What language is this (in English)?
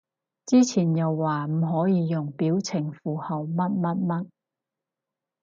Cantonese